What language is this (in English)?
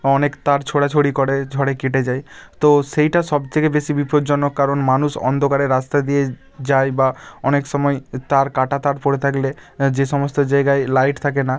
Bangla